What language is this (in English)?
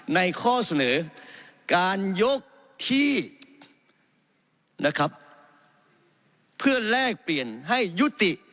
Thai